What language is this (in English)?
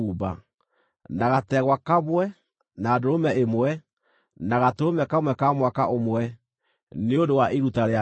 Kikuyu